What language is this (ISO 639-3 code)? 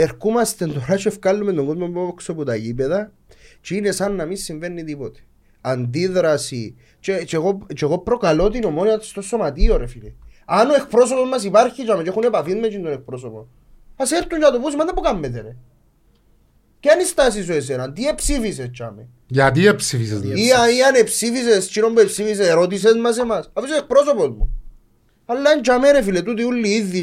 ell